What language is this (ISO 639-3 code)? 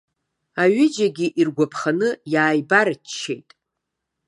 abk